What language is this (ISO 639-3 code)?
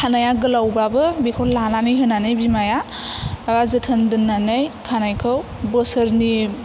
brx